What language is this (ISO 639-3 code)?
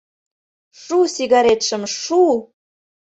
chm